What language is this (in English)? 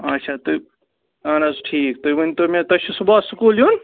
Kashmiri